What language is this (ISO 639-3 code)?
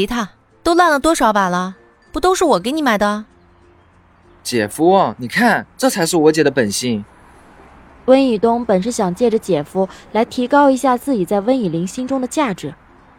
zho